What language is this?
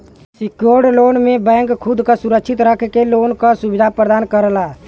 Bhojpuri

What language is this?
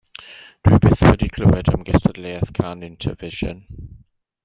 Welsh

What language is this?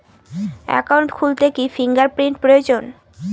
Bangla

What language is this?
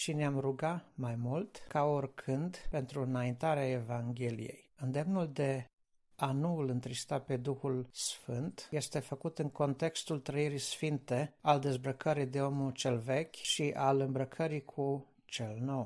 Romanian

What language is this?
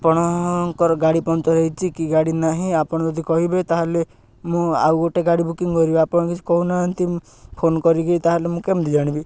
Odia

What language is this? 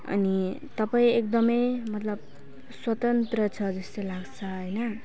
Nepali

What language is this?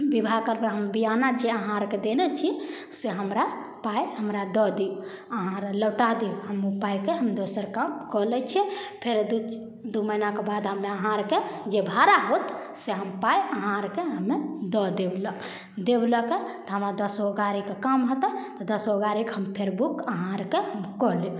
Maithili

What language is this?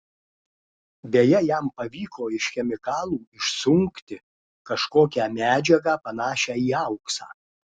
Lithuanian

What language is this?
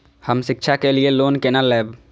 Maithili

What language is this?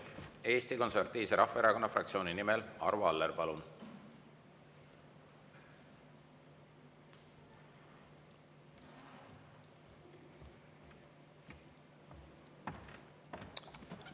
Estonian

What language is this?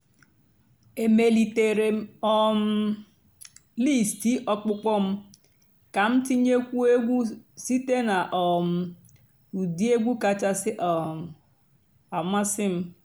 Igbo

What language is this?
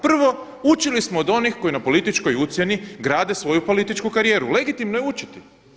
Croatian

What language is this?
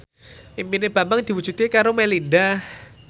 Javanese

